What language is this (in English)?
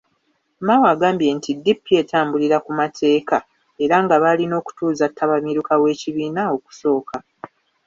Ganda